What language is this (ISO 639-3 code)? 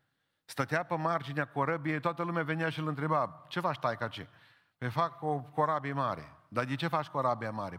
ron